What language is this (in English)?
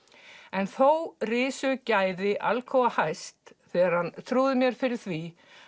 Icelandic